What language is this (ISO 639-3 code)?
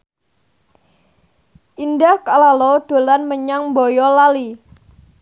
jav